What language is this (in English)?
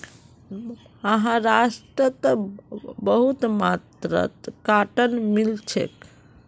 Magahi